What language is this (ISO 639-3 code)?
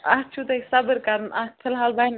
kas